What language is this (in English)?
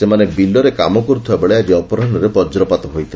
Odia